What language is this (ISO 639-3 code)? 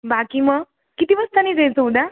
mar